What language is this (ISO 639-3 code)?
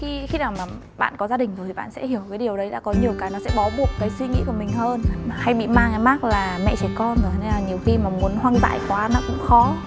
vie